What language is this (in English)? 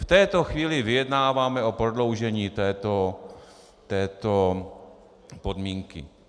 Czech